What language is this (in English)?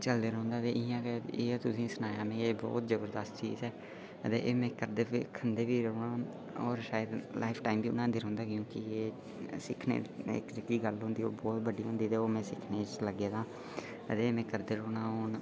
Dogri